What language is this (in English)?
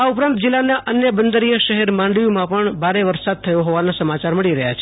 Gujarati